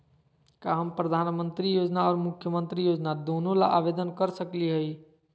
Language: Magahi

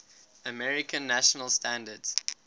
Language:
English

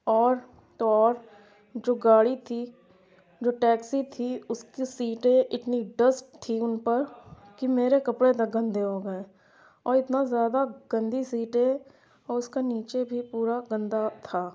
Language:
Urdu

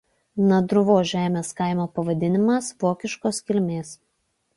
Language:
Lithuanian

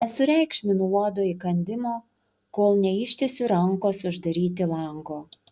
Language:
Lithuanian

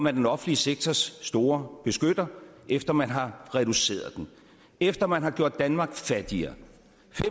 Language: Danish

